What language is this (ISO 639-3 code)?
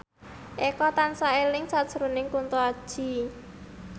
jav